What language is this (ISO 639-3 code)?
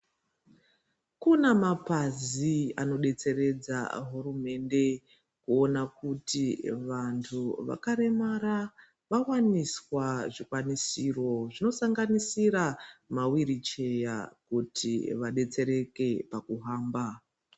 ndc